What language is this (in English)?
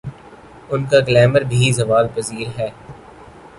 Urdu